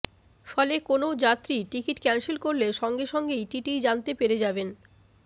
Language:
Bangla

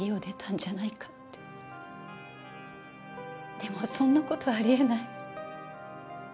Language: Japanese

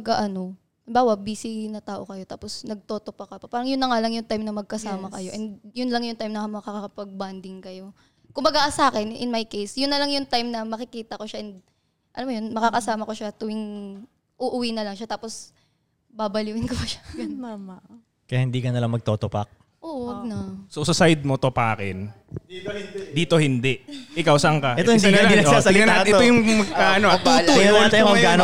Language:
Filipino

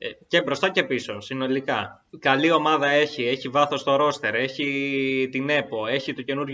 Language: Greek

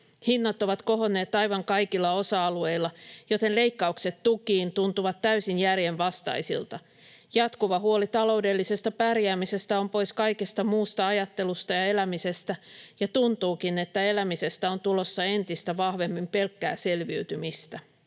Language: Finnish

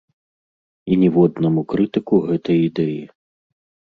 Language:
Belarusian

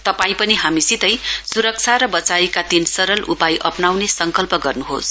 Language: Nepali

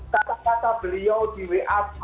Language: Indonesian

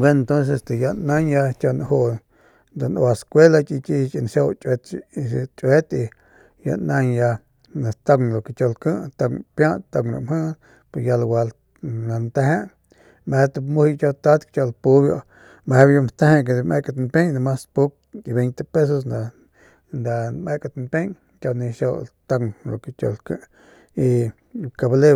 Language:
Northern Pame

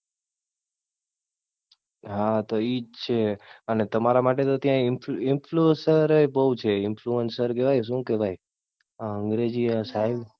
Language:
Gujarati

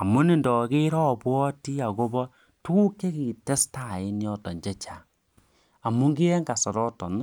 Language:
Kalenjin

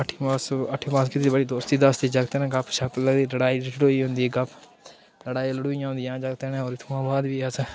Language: Dogri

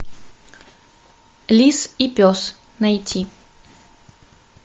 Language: Russian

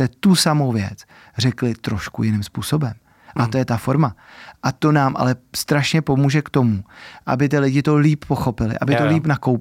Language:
Czech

